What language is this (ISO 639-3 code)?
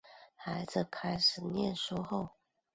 zho